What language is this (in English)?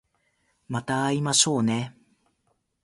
Japanese